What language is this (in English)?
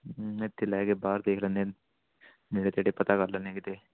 Punjabi